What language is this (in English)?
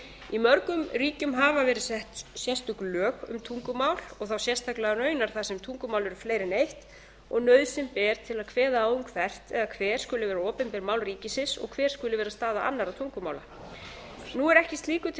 Icelandic